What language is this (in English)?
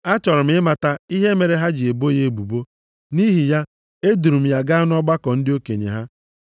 Igbo